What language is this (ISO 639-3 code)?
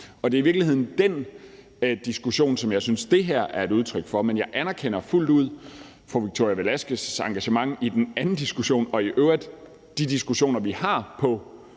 dan